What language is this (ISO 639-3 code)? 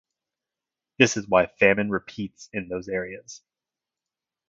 eng